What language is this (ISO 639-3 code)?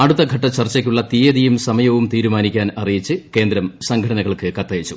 mal